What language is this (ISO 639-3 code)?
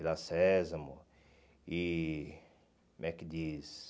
por